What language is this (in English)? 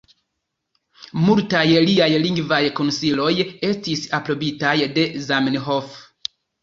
Esperanto